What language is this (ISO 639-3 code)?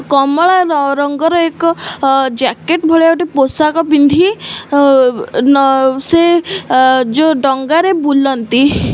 ori